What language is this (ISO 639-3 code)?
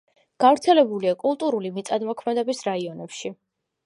kat